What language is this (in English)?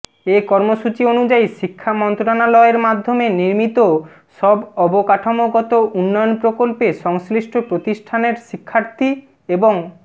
Bangla